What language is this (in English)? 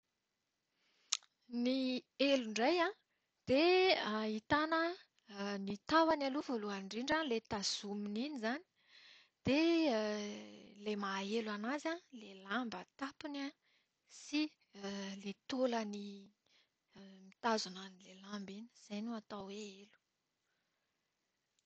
Malagasy